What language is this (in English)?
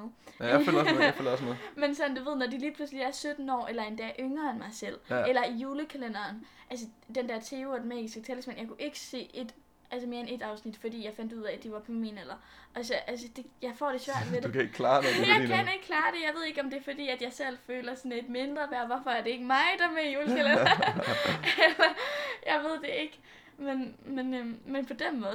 Danish